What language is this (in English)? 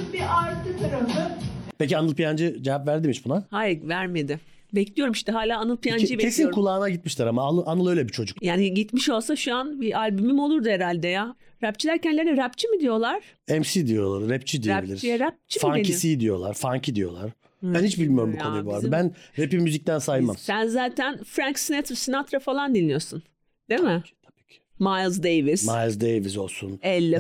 Turkish